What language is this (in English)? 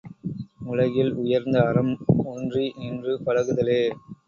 Tamil